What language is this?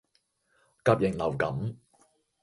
Cantonese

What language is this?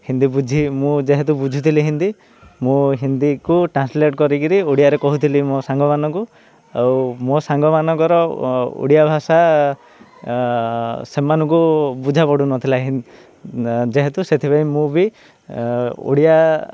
Odia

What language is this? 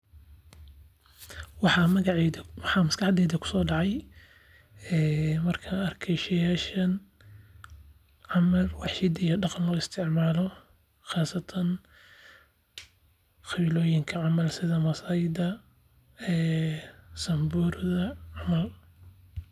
Somali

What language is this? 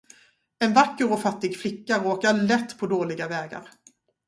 Swedish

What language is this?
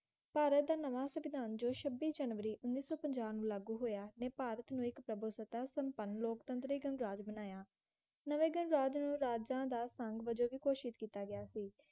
Punjabi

